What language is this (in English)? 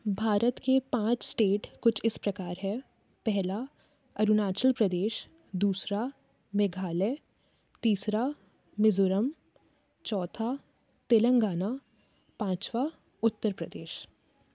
Hindi